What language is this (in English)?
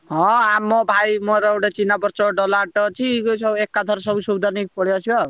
Odia